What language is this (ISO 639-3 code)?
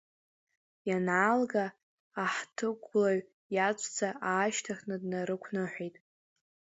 abk